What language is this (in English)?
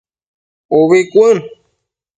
Matsés